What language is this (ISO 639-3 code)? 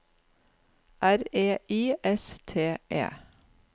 nor